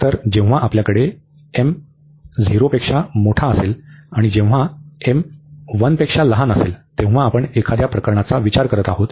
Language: Marathi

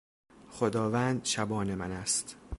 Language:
Persian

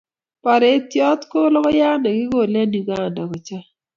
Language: Kalenjin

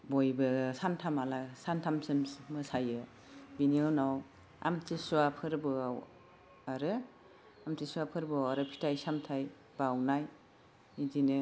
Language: Bodo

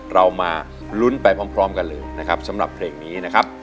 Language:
Thai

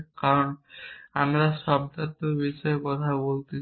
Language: Bangla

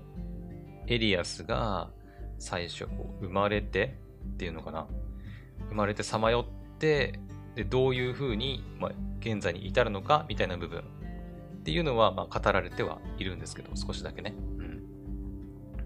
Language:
Japanese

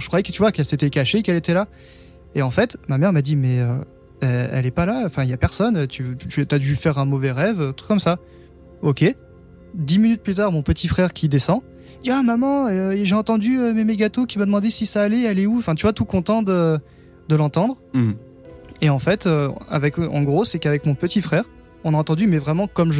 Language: French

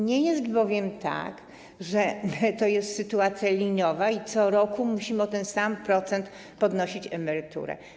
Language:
Polish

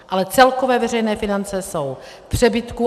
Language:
Czech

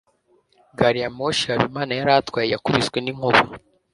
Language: Kinyarwanda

